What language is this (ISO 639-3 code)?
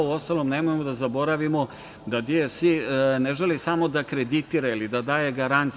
srp